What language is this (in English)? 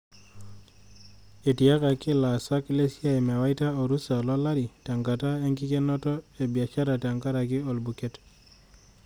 Masai